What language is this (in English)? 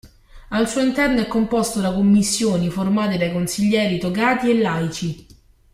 Italian